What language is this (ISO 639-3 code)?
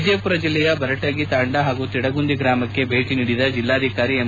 kan